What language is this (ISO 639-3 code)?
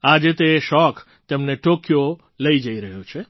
guj